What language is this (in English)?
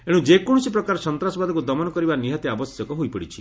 Odia